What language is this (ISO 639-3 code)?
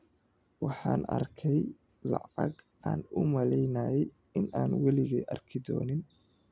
som